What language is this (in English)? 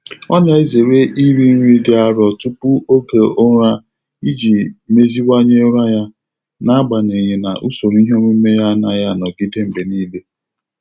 Igbo